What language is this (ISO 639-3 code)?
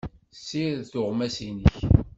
kab